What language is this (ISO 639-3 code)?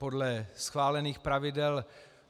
ces